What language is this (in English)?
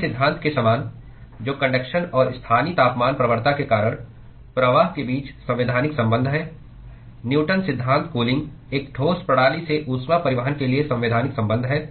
Hindi